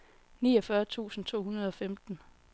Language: Danish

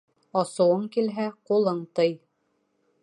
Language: Bashkir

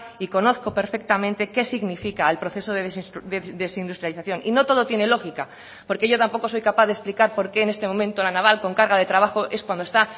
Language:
Spanish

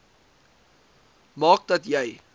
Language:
Afrikaans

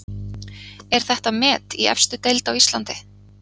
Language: Icelandic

